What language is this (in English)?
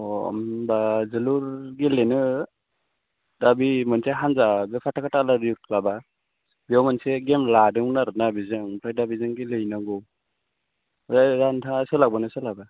Bodo